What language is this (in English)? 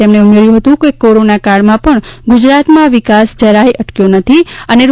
Gujarati